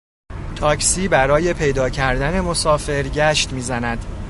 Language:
Persian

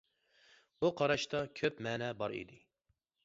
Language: Uyghur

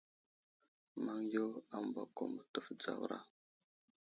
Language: Wuzlam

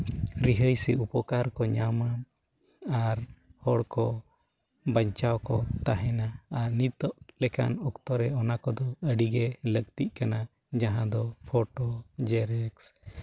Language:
Santali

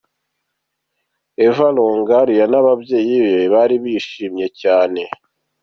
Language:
Kinyarwanda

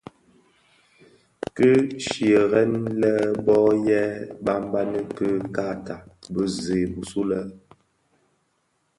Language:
Bafia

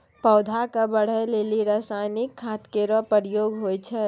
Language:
Maithili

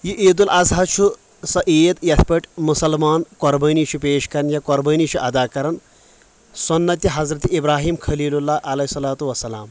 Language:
Kashmiri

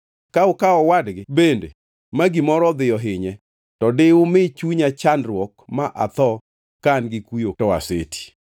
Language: Luo (Kenya and Tanzania)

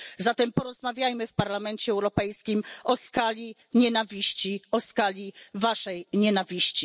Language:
Polish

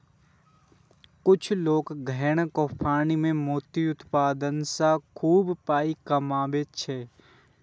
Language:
Maithili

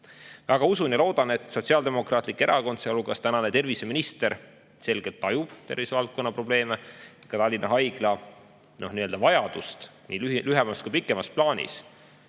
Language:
Estonian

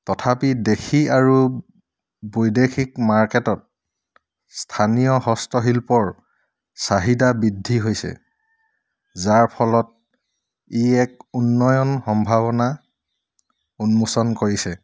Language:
Assamese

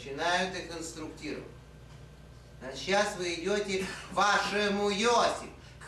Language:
Russian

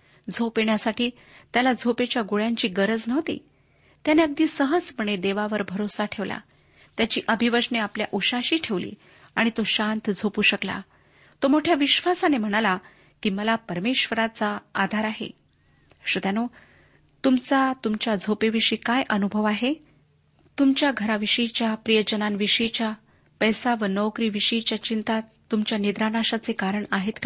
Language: Marathi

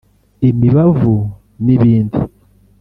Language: Kinyarwanda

